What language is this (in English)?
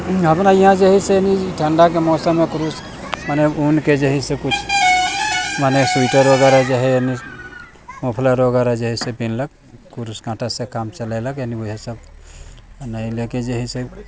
Maithili